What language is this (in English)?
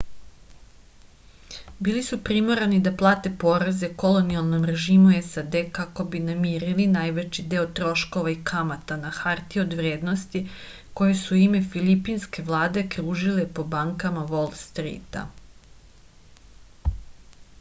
Serbian